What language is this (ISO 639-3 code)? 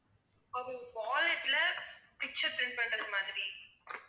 tam